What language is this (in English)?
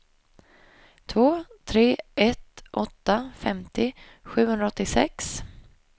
Swedish